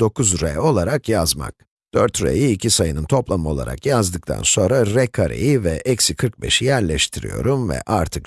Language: Turkish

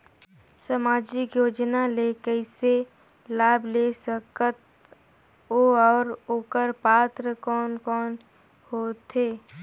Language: Chhattisgarhi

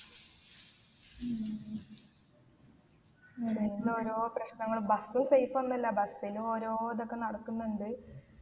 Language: Malayalam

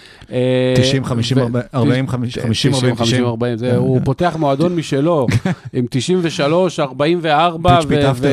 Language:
Hebrew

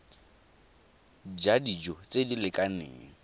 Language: Tswana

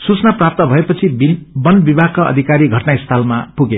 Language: Nepali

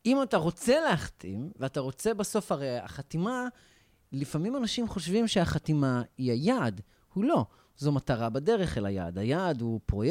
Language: Hebrew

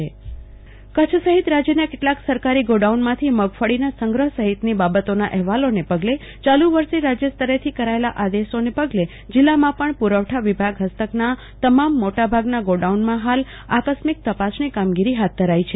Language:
Gujarati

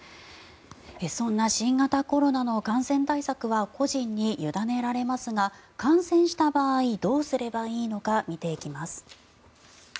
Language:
Japanese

